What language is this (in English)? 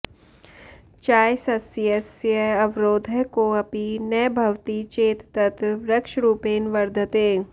Sanskrit